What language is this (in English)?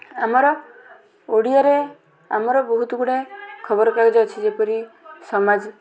Odia